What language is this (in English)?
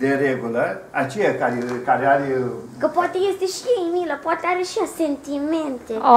Romanian